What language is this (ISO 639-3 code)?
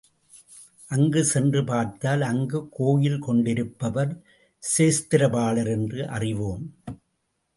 tam